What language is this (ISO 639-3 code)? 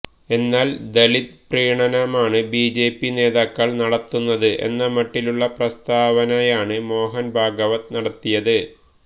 mal